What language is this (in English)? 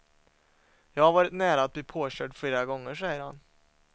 Swedish